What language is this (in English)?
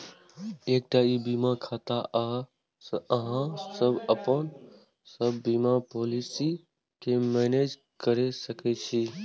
Maithili